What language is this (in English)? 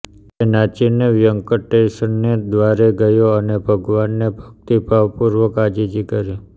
Gujarati